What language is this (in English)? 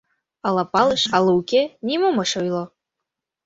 Mari